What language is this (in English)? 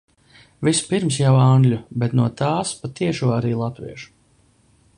Latvian